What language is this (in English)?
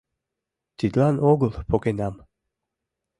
Mari